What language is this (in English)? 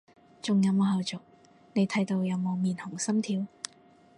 Cantonese